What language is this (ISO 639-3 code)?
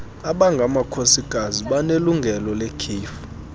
xho